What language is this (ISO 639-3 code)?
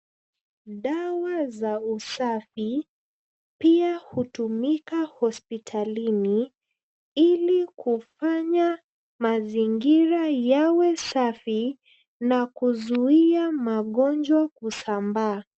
swa